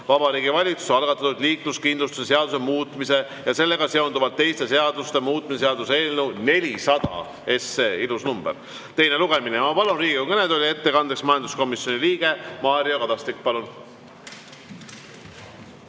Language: Estonian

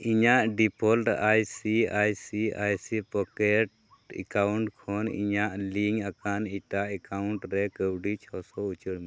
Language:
Santali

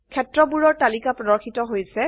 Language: Assamese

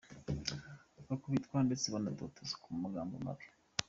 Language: Kinyarwanda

